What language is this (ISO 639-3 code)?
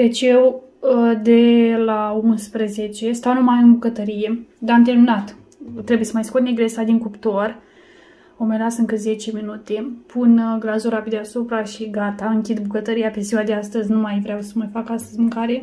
ron